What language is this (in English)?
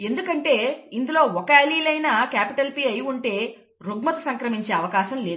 Telugu